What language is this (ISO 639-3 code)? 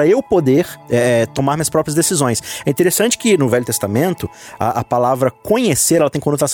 por